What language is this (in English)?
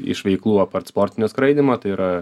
Lithuanian